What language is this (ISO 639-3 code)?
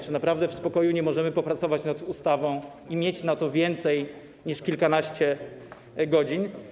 pol